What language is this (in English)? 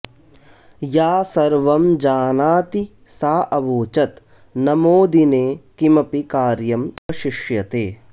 Sanskrit